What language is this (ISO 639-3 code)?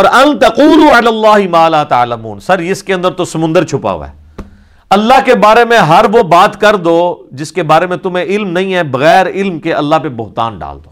urd